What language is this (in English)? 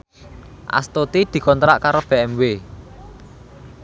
Javanese